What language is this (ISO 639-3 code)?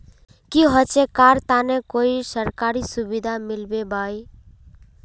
mag